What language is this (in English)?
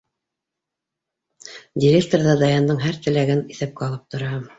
Bashkir